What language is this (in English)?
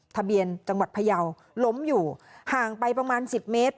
Thai